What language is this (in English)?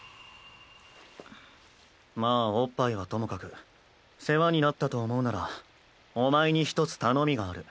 Japanese